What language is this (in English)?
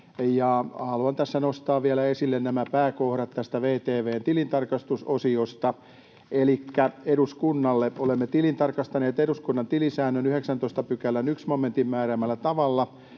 Finnish